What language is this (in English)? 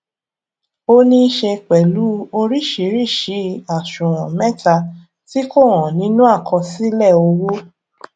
Yoruba